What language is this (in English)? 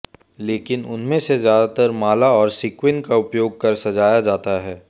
Hindi